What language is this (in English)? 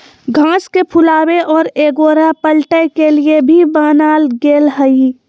Magahi